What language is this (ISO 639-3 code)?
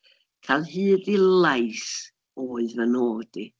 cym